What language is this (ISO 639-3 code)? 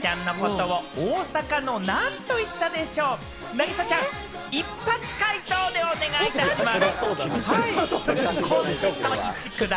jpn